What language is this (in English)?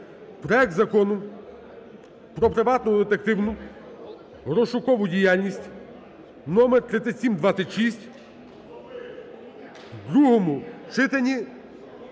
Ukrainian